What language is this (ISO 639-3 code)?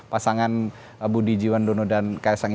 ind